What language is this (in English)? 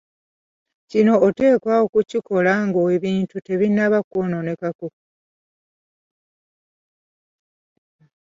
Ganda